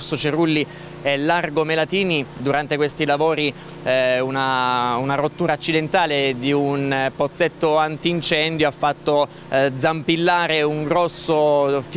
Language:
Italian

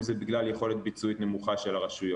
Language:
Hebrew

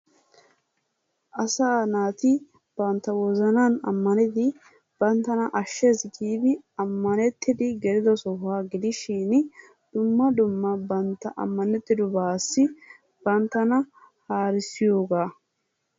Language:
Wolaytta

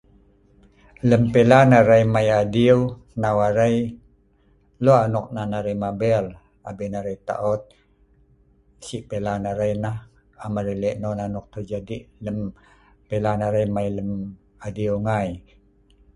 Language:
Sa'ban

